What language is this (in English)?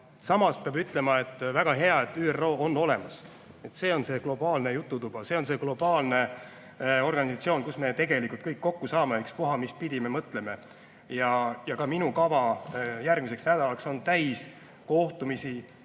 Estonian